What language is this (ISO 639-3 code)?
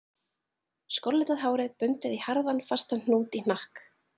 isl